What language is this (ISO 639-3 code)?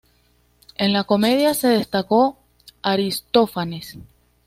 spa